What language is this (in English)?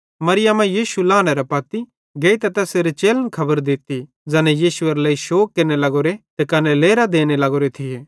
Bhadrawahi